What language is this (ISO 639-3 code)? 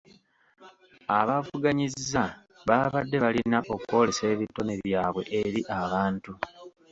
lug